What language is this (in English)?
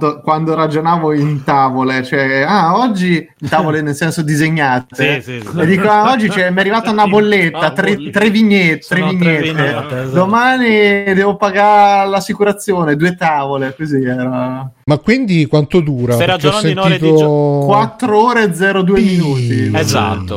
Italian